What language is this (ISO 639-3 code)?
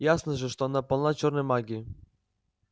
rus